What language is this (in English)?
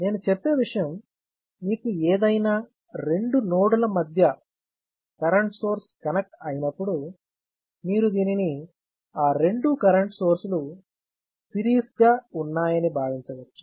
Telugu